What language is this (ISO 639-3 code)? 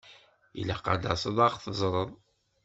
kab